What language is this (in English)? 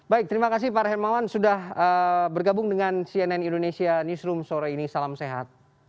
Indonesian